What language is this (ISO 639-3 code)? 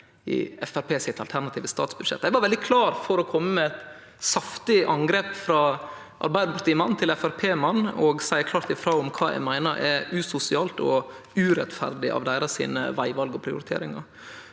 nor